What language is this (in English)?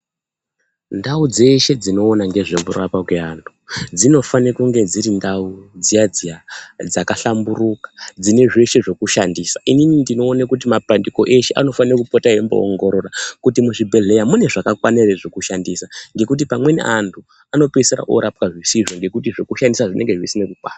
Ndau